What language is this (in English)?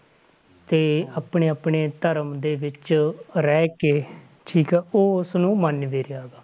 Punjabi